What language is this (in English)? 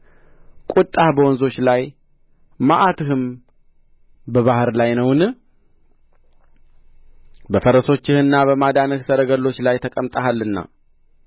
Amharic